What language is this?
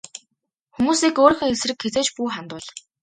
Mongolian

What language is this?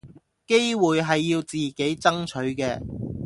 Cantonese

